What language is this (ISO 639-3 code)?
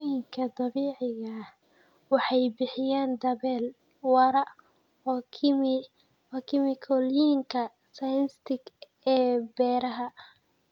som